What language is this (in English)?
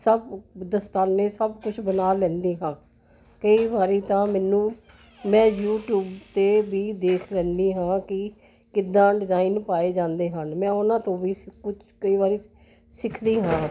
Punjabi